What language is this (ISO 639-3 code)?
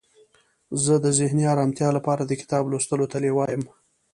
pus